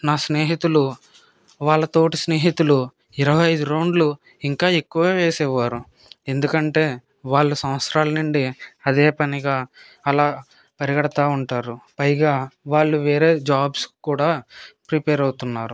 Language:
Telugu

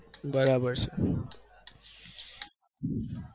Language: Gujarati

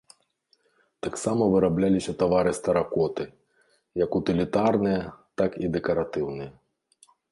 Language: Belarusian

